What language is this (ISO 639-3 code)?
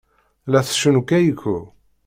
kab